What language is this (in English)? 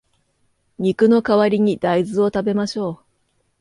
Japanese